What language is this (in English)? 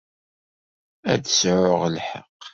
Kabyle